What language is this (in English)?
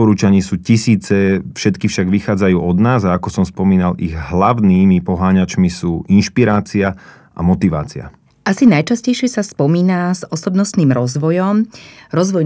Slovak